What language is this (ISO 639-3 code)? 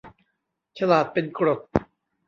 tha